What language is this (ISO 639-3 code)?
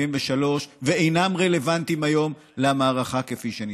heb